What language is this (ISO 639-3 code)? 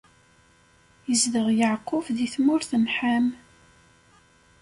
kab